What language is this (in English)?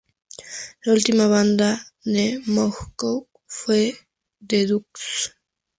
Spanish